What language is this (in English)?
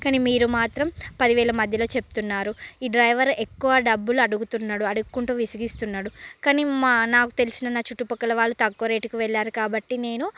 Telugu